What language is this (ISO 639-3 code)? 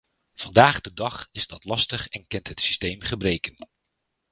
nld